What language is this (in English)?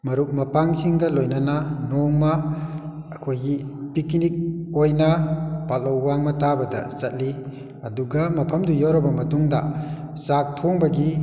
Manipuri